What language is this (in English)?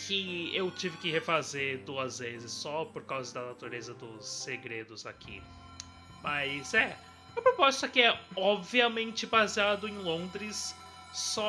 Portuguese